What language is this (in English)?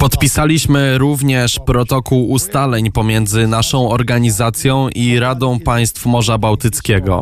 Polish